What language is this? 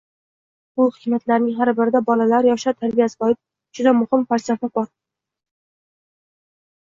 Uzbek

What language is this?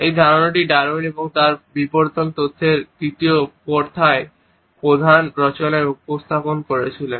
Bangla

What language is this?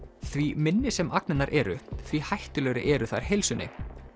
Icelandic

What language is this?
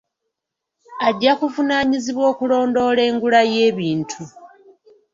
Ganda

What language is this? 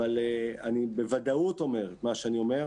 Hebrew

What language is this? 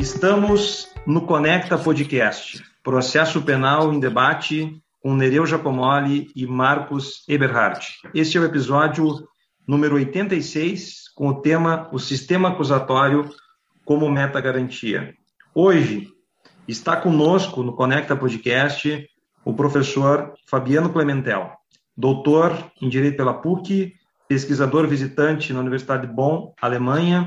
Portuguese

